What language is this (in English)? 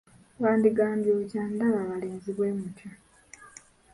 Ganda